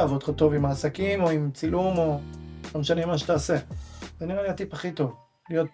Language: Hebrew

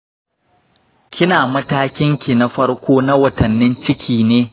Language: Hausa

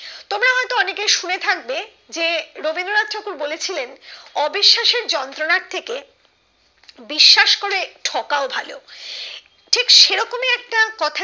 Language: Bangla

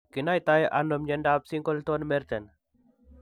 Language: Kalenjin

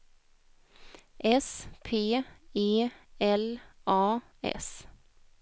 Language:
Swedish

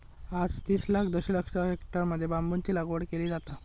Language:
Marathi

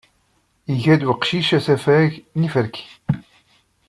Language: Kabyle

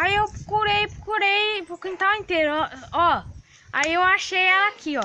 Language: Portuguese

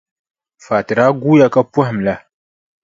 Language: Dagbani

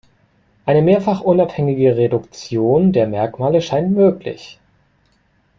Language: German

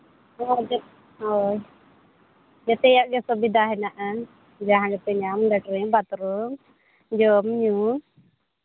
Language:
Santali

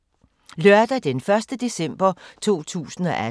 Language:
Danish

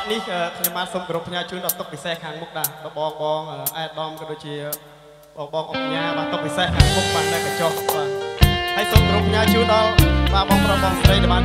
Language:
Thai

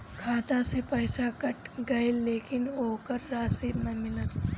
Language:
Bhojpuri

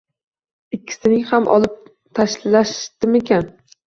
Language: Uzbek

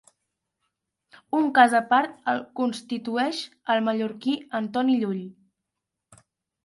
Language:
Catalan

